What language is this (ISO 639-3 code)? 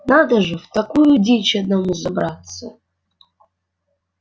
rus